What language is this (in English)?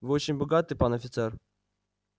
Russian